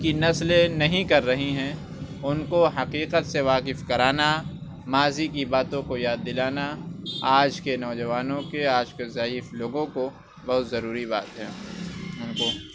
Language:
Urdu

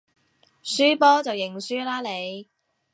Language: Cantonese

